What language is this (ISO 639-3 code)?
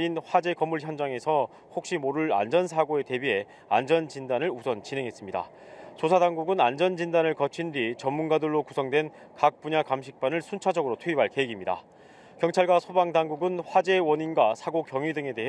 kor